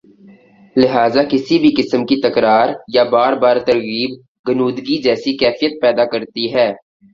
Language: Urdu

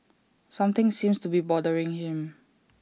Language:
English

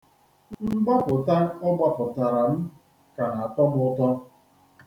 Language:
Igbo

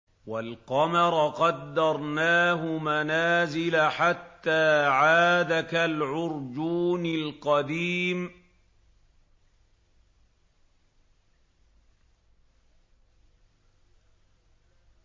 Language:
Arabic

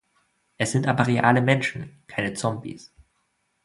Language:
German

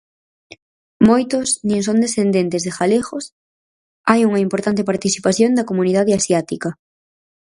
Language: Galician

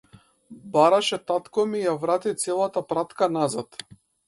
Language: Macedonian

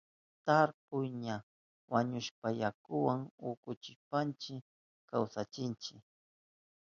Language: Southern Pastaza Quechua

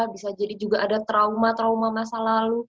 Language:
Indonesian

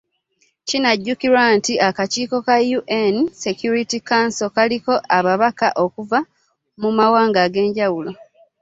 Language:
Ganda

